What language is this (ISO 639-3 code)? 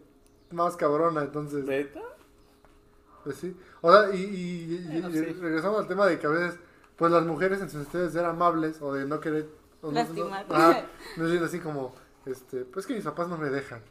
spa